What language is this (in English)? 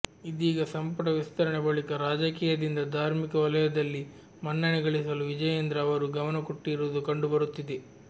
Kannada